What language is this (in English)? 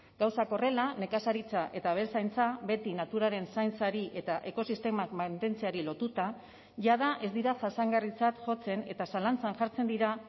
Basque